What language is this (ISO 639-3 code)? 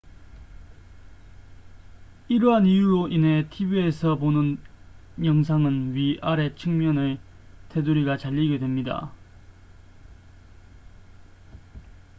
kor